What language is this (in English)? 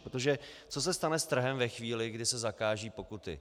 Czech